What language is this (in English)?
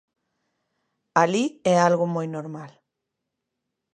Galician